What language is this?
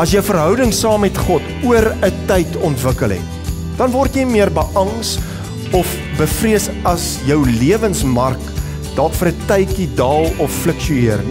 Dutch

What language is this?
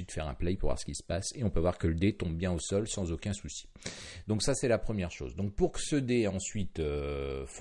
French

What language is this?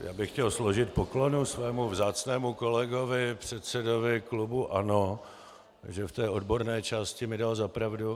Czech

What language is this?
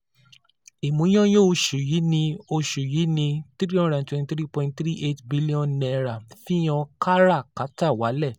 Yoruba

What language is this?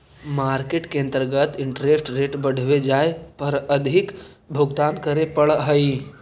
Magahi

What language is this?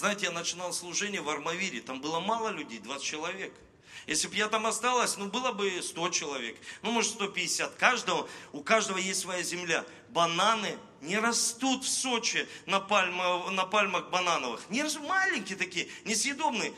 Russian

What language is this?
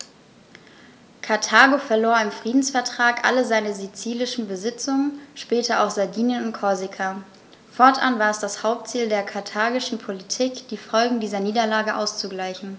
German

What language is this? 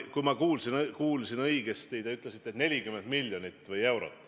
Estonian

